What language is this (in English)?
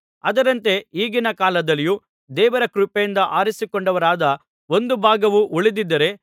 Kannada